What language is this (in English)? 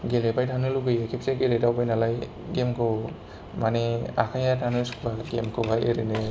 Bodo